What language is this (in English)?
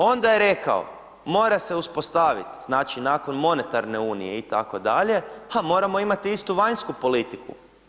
Croatian